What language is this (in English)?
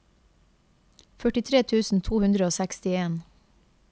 Norwegian